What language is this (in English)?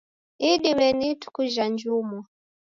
Taita